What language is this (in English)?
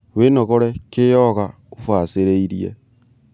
Kikuyu